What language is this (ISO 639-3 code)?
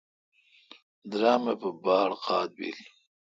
xka